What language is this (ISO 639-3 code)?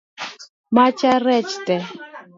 luo